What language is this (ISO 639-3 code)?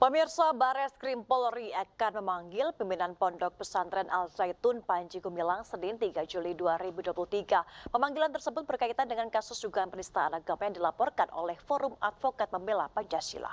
ind